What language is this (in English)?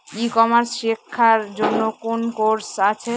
Bangla